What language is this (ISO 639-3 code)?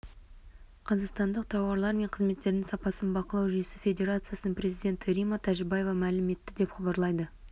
kaz